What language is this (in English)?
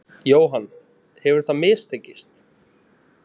Icelandic